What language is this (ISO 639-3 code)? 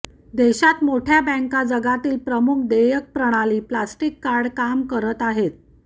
mar